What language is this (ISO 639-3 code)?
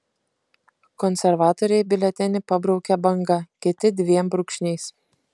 lit